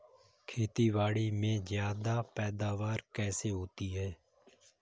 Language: Hindi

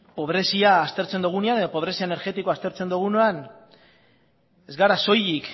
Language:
Basque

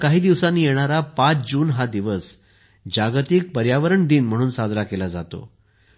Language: Marathi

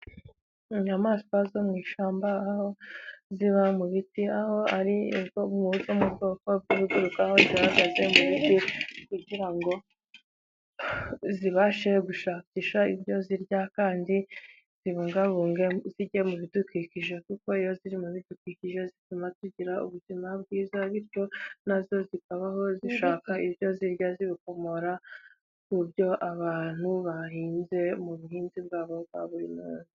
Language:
Kinyarwanda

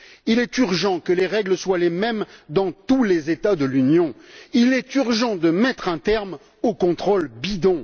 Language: French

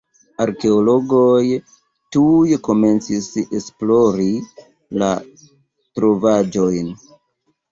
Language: Esperanto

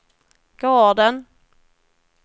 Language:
Swedish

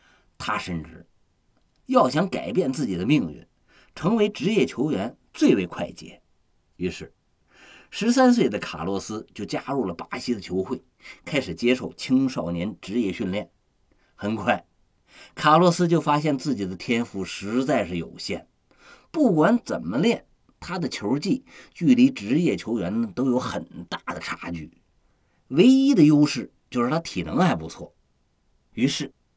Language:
Chinese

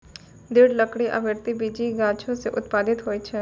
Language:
Maithili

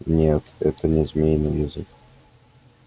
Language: Russian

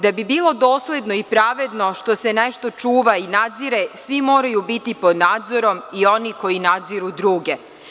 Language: Serbian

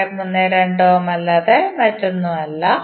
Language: Malayalam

